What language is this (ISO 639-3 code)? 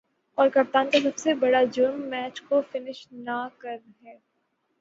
urd